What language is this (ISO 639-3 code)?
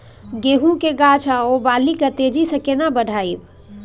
mai